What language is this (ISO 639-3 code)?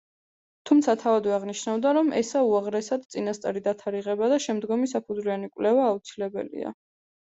kat